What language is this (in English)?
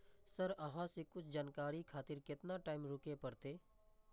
Maithili